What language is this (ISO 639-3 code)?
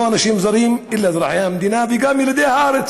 heb